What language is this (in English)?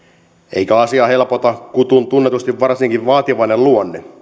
Finnish